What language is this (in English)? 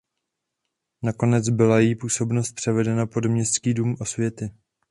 Czech